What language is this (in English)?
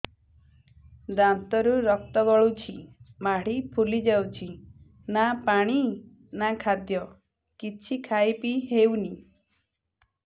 Odia